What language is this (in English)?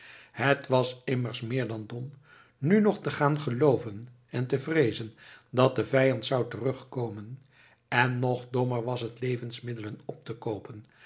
Dutch